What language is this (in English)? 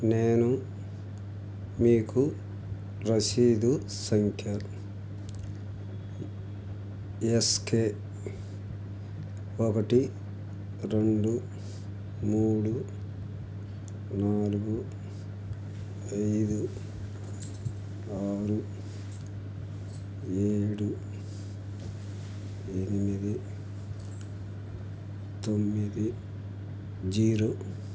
Telugu